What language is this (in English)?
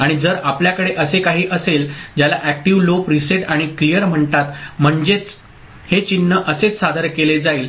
Marathi